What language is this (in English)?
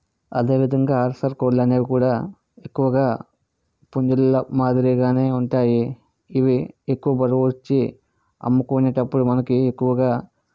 Telugu